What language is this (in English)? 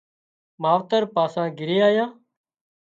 Wadiyara Koli